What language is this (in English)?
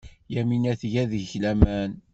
Kabyle